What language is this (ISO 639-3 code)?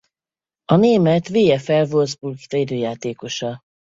hun